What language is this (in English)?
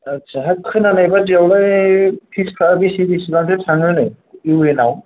Bodo